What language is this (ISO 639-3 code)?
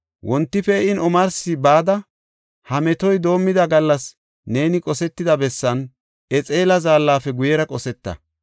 gof